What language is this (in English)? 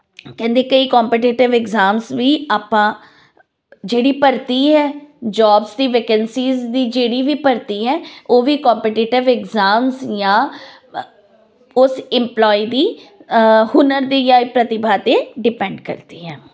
Punjabi